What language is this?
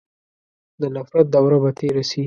Pashto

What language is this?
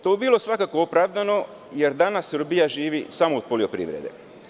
Serbian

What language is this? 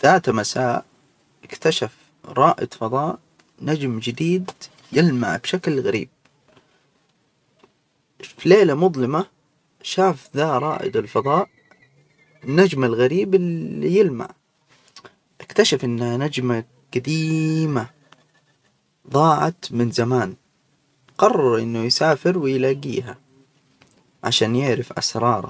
Hijazi Arabic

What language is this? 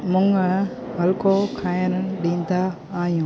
Sindhi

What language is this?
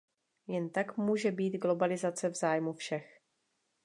Czech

